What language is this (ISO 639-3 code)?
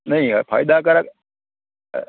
guj